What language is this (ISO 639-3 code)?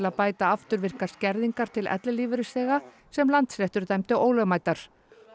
isl